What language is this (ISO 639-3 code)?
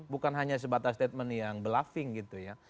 ind